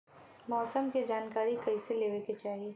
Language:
Bhojpuri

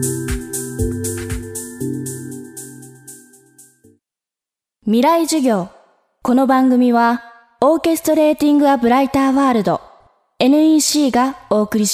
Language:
Japanese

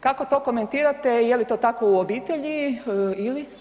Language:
Croatian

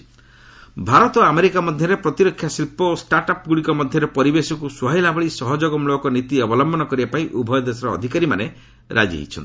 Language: Odia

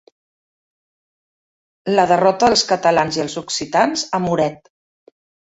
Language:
Catalan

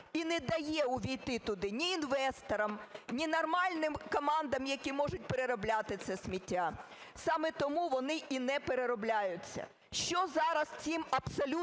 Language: Ukrainian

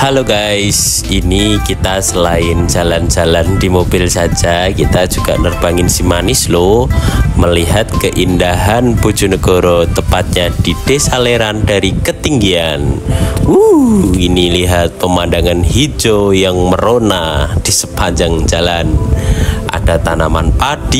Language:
Indonesian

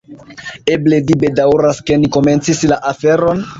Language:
Esperanto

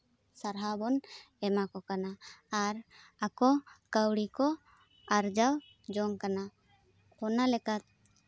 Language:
Santali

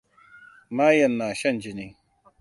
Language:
Hausa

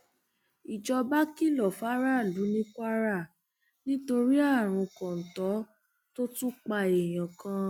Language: Yoruba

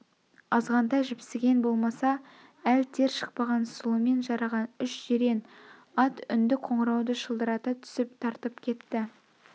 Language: Kazakh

